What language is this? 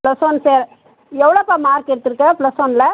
Tamil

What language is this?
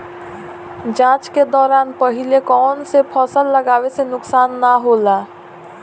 Bhojpuri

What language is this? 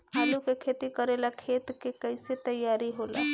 Bhojpuri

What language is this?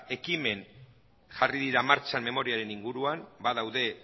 Basque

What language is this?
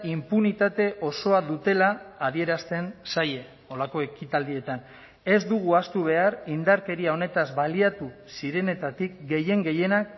Basque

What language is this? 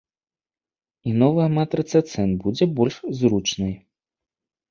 Belarusian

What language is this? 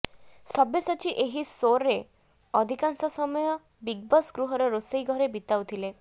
Odia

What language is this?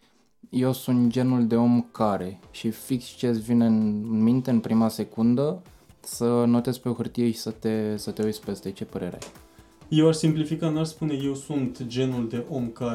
Romanian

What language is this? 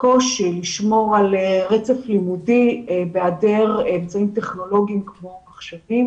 Hebrew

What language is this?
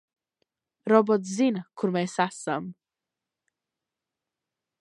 Latvian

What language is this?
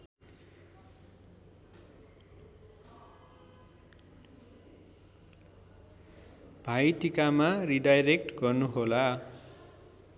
Nepali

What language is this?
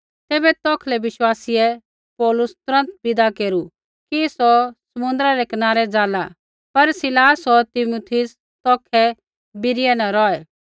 Kullu Pahari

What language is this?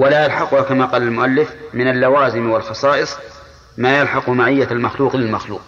Arabic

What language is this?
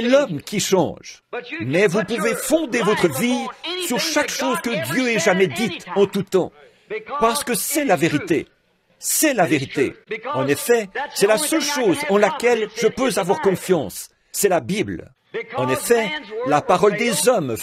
French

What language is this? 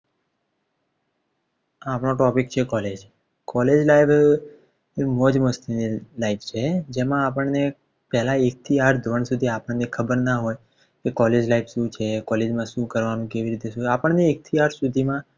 Gujarati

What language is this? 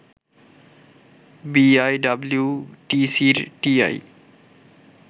Bangla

